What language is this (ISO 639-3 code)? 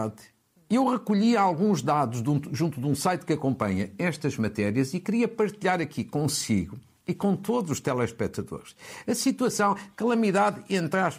por